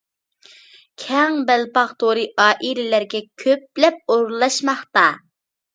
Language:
Uyghur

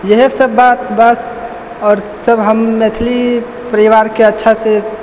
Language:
Maithili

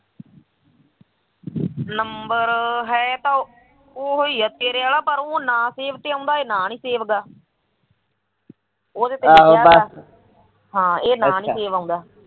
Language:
Punjabi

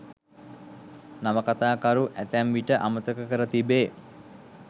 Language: Sinhala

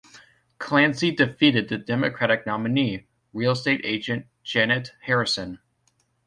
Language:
English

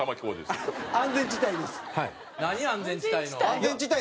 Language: Japanese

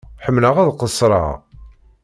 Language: Kabyle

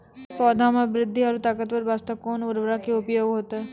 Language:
Maithili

